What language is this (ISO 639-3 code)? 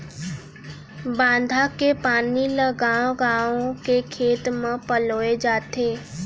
hne